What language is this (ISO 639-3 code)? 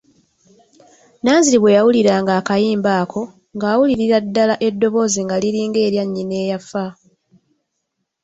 lug